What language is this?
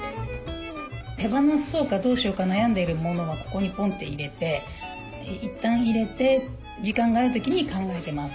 Japanese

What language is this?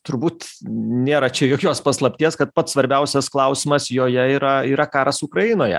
Lithuanian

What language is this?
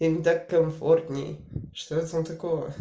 Russian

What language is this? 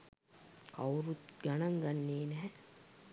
Sinhala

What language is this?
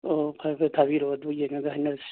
Manipuri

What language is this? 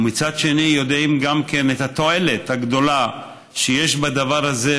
Hebrew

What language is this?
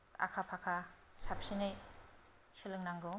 Bodo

